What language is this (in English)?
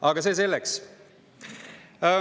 Estonian